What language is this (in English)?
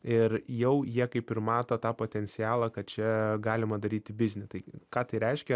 Lithuanian